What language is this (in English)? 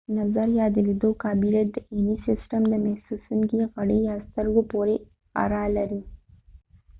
Pashto